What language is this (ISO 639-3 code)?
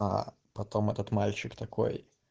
rus